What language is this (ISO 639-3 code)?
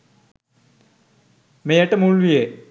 sin